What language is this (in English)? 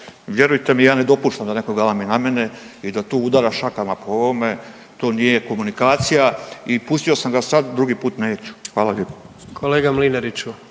Croatian